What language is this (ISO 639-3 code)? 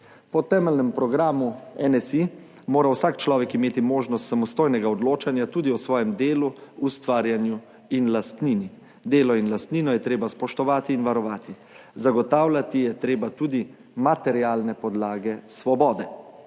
slv